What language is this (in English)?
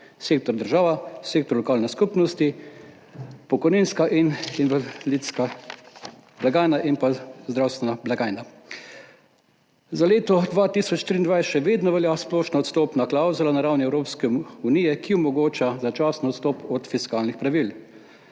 Slovenian